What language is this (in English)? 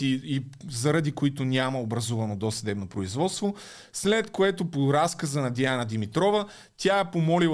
Bulgarian